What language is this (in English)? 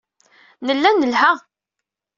Kabyle